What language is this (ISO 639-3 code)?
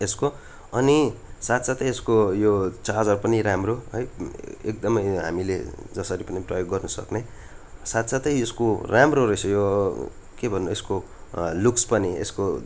nep